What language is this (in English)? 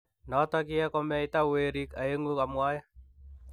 Kalenjin